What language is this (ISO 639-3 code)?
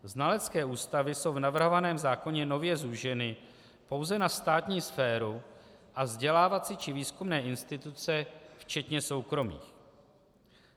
ces